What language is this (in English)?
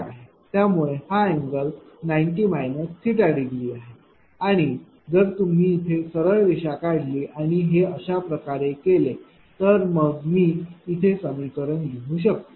Marathi